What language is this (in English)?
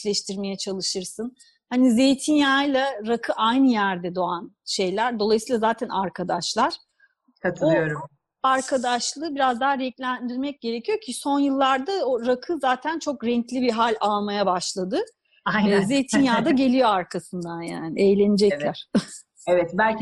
Turkish